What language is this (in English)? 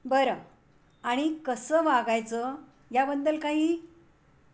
Marathi